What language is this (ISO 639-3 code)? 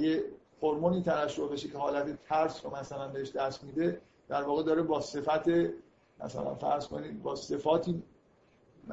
fas